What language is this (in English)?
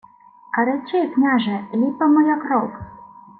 Ukrainian